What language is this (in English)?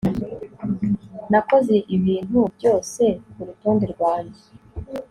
Kinyarwanda